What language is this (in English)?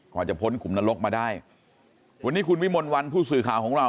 Thai